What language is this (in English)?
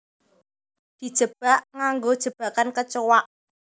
Javanese